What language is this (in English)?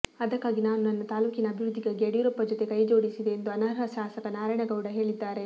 Kannada